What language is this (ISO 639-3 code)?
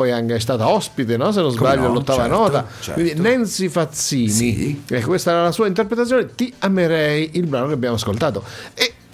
ita